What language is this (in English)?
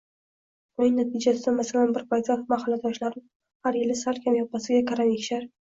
Uzbek